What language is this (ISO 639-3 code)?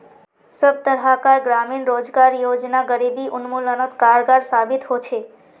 mag